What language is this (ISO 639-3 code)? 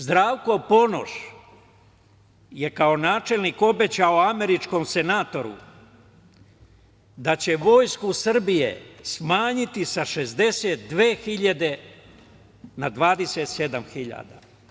srp